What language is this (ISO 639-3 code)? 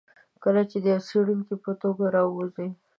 pus